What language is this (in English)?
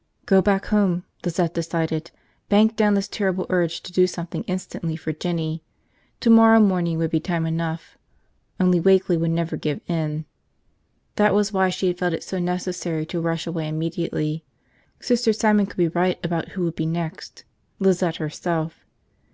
English